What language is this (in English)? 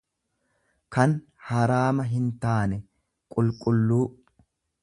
Oromo